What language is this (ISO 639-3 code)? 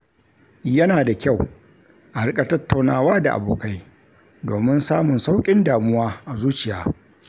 hau